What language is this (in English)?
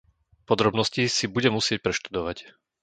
Slovak